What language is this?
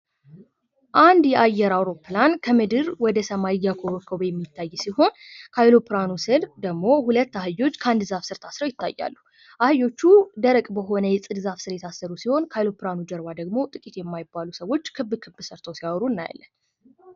Amharic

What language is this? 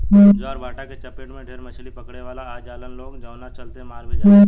Bhojpuri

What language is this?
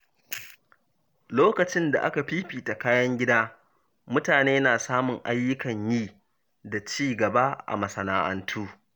Hausa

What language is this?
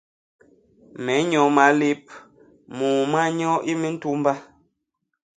Basaa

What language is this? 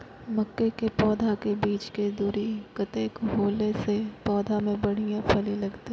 Maithili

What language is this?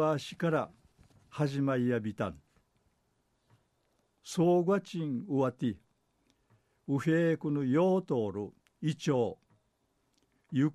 Japanese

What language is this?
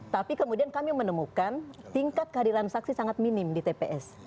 Indonesian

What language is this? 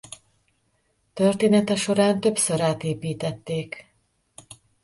Hungarian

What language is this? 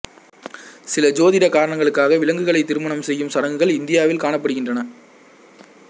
Tamil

